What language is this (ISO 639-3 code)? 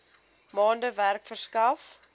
afr